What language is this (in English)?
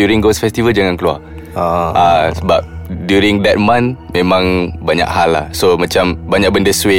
Malay